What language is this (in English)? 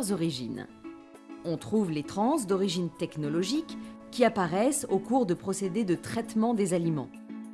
French